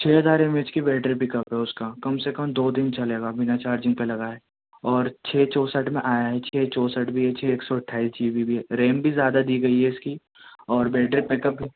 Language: Urdu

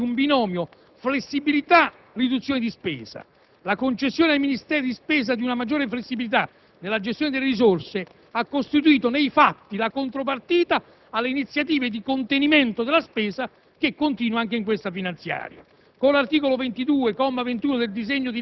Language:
Italian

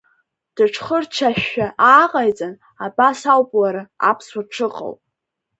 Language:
Abkhazian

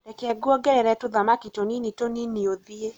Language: Kikuyu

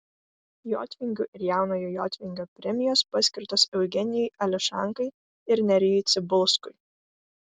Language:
Lithuanian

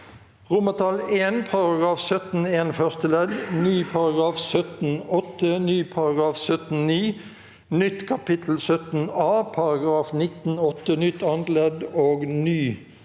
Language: Norwegian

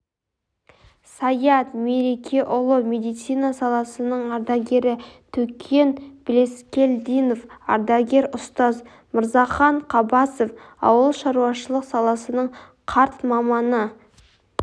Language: Kazakh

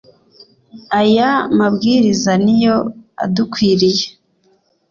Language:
Kinyarwanda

